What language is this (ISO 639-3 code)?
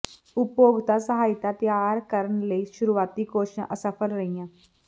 pan